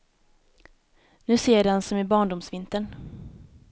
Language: Swedish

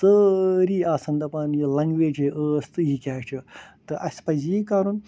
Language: Kashmiri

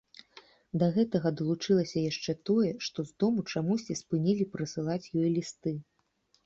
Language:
Belarusian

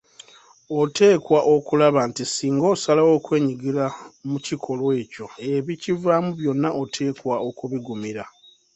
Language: Ganda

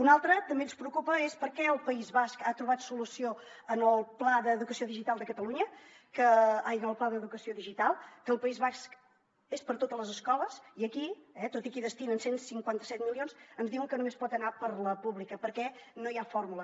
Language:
Catalan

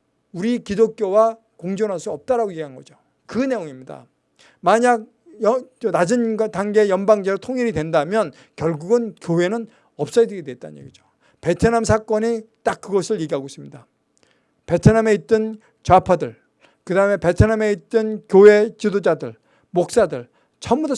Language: Korean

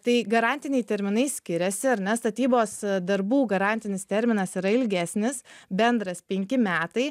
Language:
Lithuanian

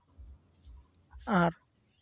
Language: Santali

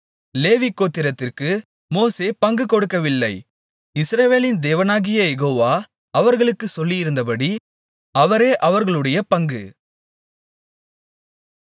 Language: Tamil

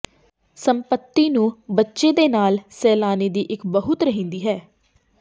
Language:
Punjabi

